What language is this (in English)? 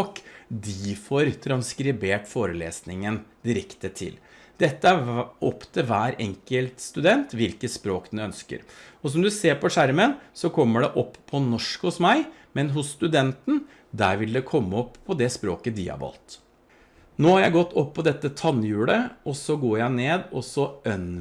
Norwegian